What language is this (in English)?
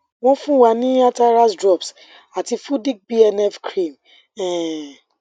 Yoruba